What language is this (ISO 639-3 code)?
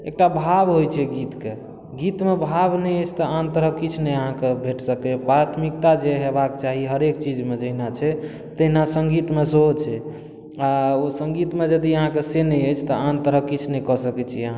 mai